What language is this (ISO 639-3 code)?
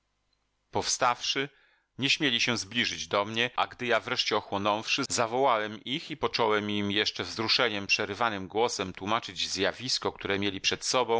pol